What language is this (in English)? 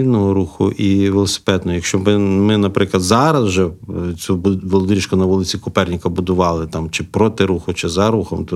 Ukrainian